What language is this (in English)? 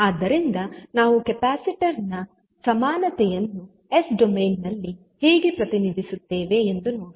Kannada